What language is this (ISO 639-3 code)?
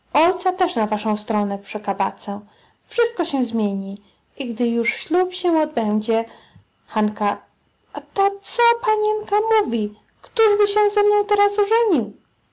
pol